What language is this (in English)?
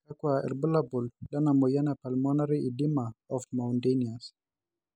Masai